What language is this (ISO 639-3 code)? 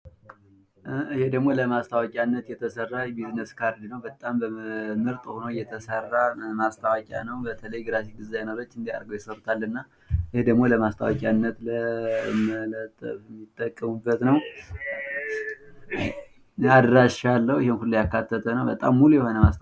amh